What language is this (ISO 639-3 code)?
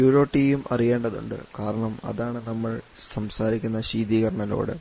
mal